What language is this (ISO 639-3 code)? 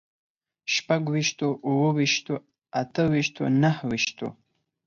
pus